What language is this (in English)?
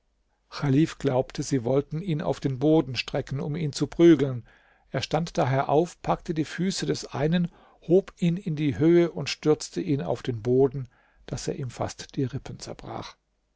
German